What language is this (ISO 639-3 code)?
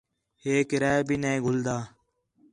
xhe